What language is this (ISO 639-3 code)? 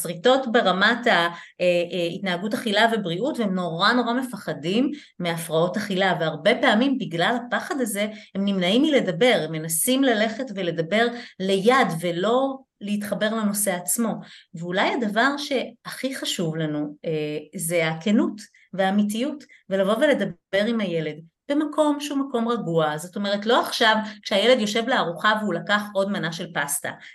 heb